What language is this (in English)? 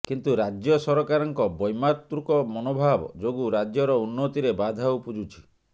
Odia